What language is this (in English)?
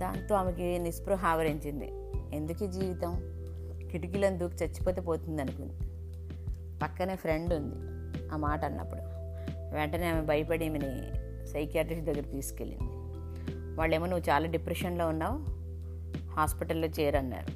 Telugu